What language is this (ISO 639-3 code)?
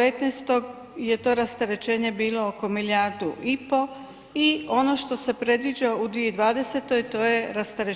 hrv